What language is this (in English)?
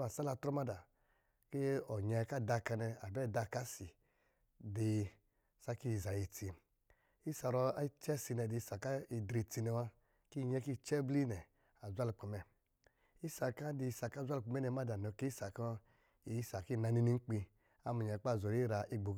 Lijili